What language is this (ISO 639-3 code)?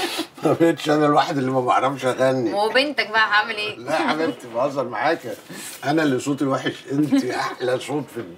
ara